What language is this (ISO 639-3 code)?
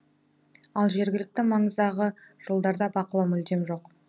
kaz